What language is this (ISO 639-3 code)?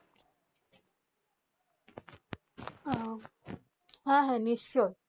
ben